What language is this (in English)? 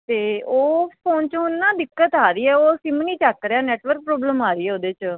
Punjabi